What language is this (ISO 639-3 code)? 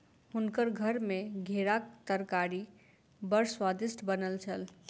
mai